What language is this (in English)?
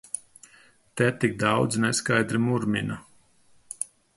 Latvian